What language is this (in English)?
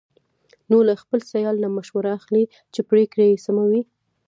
Pashto